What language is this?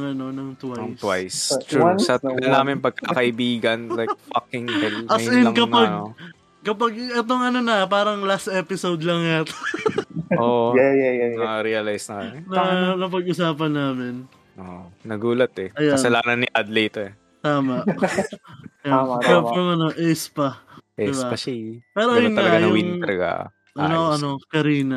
Filipino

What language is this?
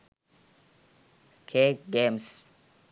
Sinhala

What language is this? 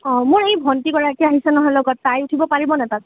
Assamese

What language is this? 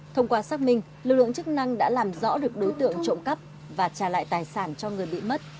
Vietnamese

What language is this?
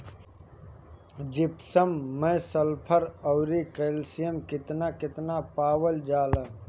Bhojpuri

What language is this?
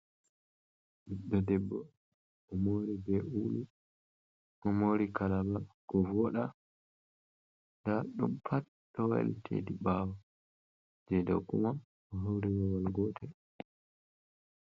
Fula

